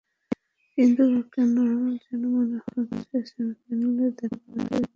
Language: Bangla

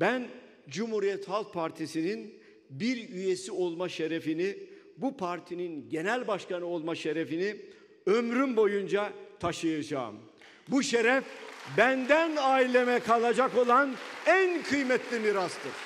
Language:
Turkish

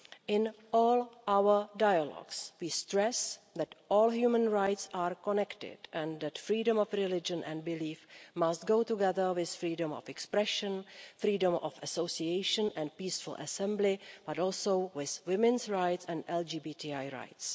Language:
English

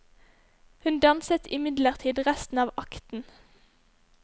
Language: Norwegian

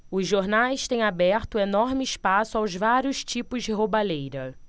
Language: Portuguese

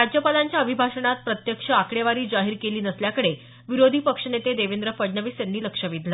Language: Marathi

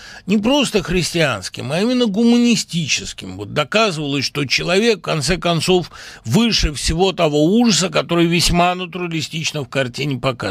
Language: Russian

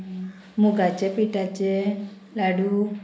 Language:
Konkani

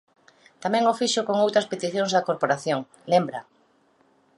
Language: Galician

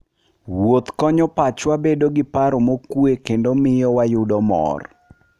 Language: Luo (Kenya and Tanzania)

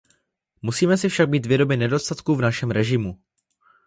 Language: Czech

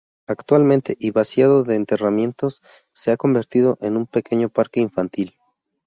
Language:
Spanish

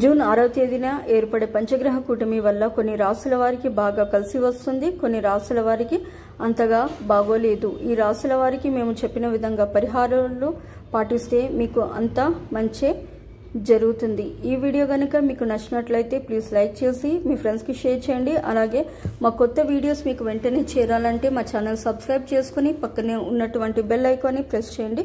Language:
Telugu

